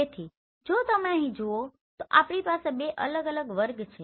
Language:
Gujarati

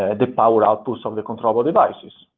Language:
English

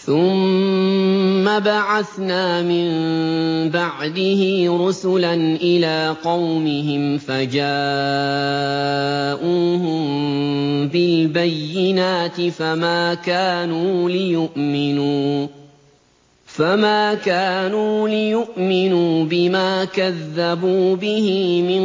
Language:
Arabic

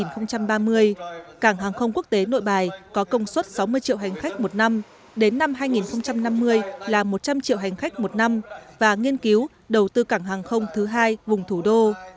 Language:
Vietnamese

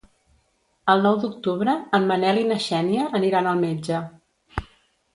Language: Catalan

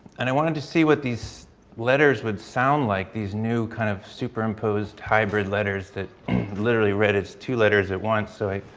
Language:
English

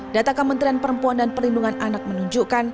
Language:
Indonesian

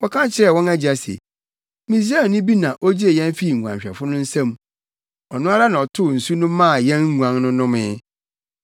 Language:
Akan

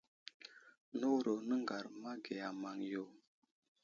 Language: Wuzlam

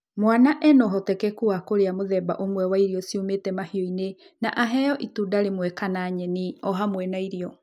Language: Kikuyu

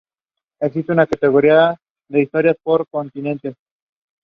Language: English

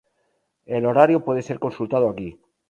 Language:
Spanish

